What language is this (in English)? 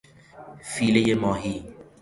Persian